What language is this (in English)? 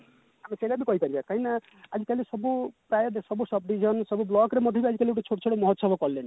Odia